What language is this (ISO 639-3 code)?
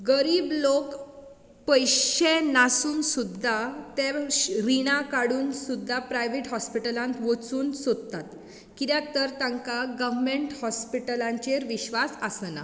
kok